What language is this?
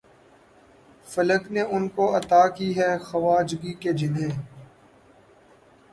Urdu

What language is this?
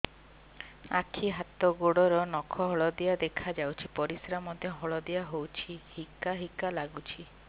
Odia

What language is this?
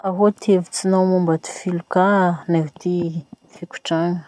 Masikoro Malagasy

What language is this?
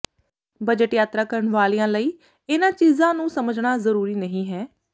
Punjabi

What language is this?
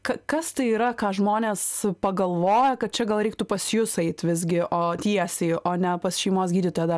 Lithuanian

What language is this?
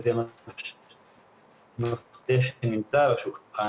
Hebrew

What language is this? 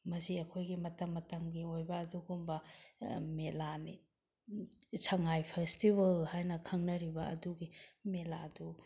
Manipuri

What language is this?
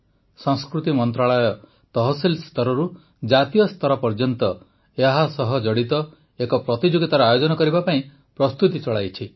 Odia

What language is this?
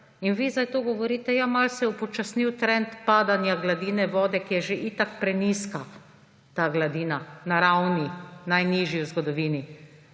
Slovenian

